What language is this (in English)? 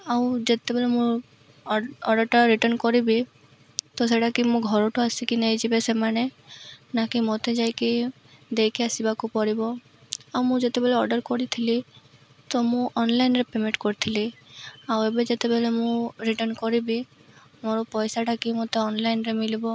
Odia